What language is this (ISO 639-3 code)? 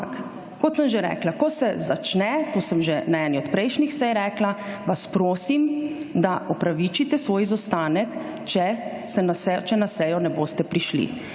slv